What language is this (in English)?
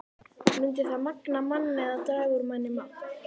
Icelandic